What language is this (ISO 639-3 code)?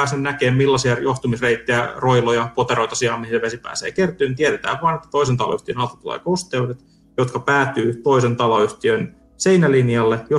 fin